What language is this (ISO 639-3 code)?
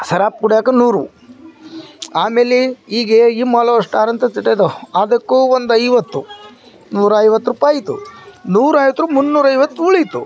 kan